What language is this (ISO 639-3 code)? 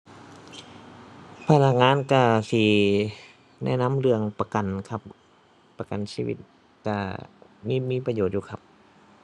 tha